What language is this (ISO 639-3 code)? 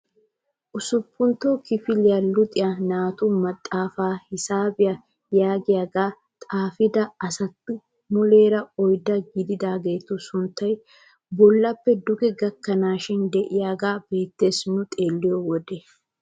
wal